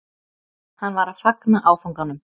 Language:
Icelandic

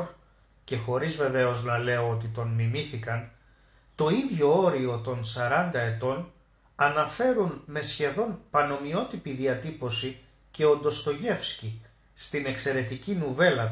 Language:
Greek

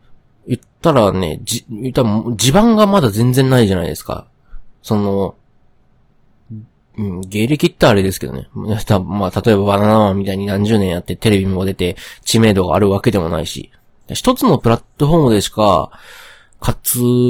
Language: Japanese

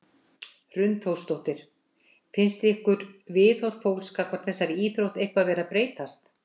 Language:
Icelandic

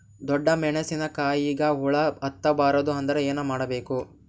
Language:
Kannada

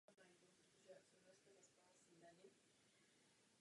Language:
Czech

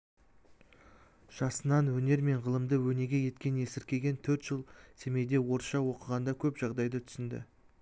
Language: Kazakh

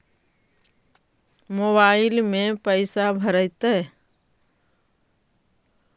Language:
Magahi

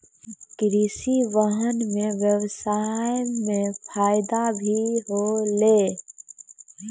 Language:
Maithili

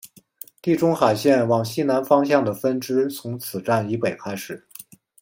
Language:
Chinese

